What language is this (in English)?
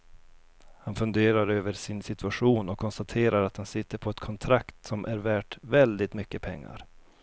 Swedish